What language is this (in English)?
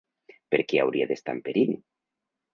Catalan